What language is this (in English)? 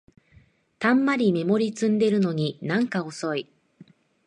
Japanese